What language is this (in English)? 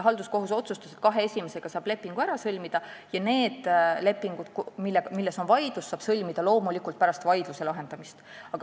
Estonian